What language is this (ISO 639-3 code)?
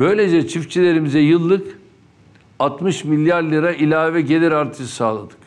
tur